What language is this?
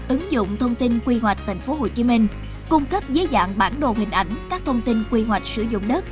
Vietnamese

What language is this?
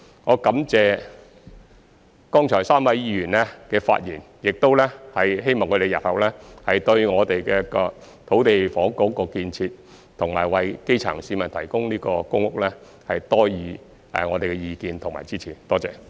Cantonese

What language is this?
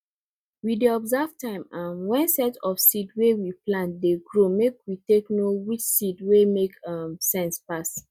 Nigerian Pidgin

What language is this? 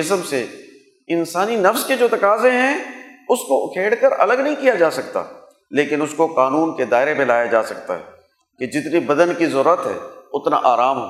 Urdu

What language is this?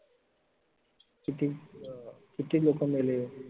Marathi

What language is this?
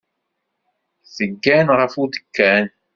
Kabyle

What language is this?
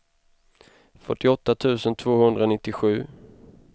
Swedish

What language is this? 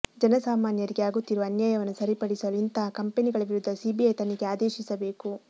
Kannada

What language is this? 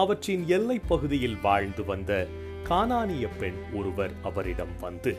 Tamil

